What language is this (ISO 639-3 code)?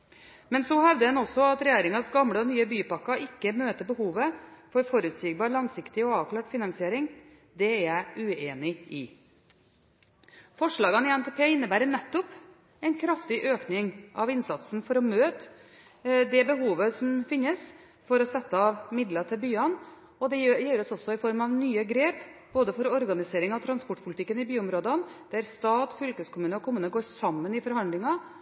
nob